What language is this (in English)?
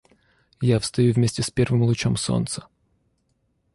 Russian